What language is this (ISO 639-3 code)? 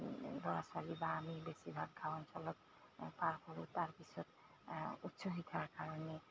asm